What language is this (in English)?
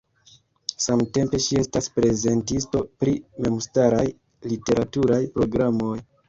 Esperanto